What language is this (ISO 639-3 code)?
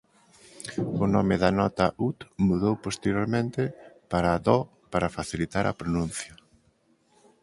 glg